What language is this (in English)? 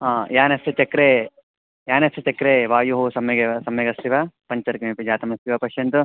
Sanskrit